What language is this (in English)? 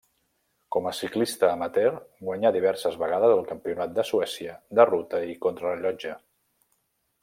Catalan